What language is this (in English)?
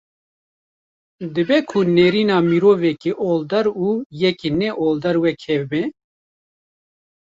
Kurdish